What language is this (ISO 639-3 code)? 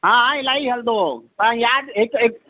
snd